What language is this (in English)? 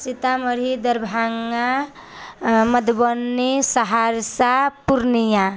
Maithili